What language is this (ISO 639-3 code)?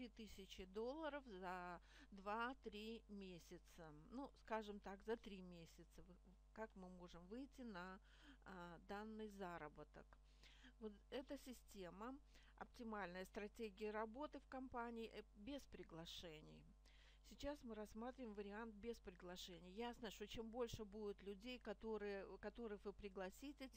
rus